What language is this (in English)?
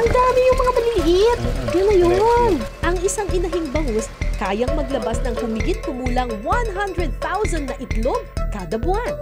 Filipino